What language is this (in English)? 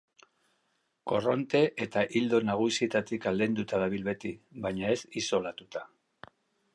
Basque